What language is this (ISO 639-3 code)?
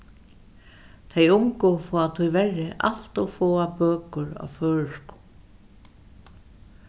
fao